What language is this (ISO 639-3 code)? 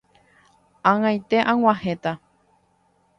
grn